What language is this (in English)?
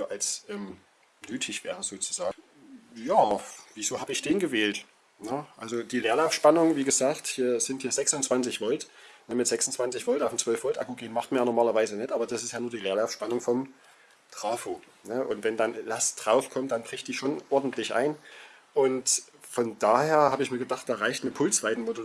German